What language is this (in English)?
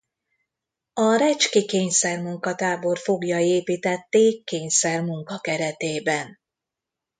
Hungarian